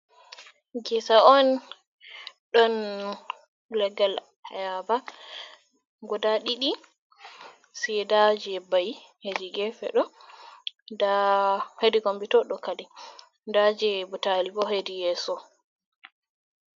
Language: Fula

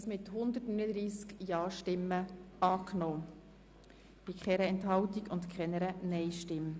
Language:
Swiss German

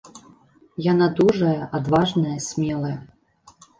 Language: Belarusian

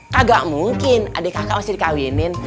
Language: Indonesian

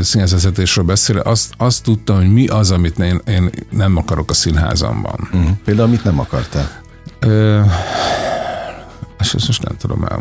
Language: Hungarian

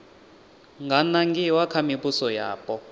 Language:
Venda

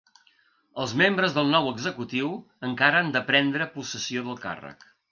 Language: Catalan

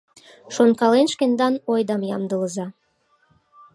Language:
Mari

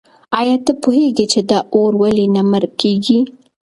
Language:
Pashto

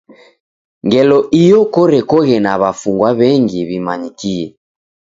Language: Taita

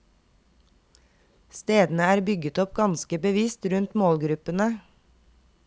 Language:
Norwegian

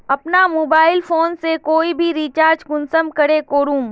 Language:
Magahi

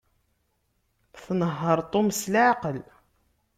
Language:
Kabyle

